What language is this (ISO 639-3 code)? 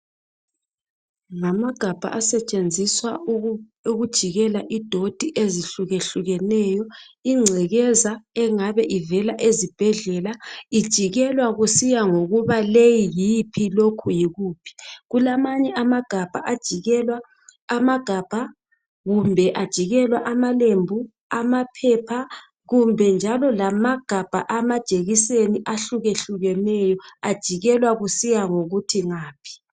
nde